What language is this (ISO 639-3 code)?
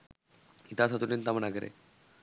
sin